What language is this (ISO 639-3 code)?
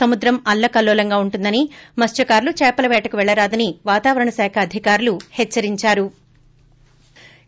tel